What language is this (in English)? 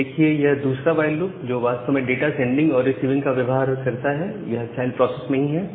Hindi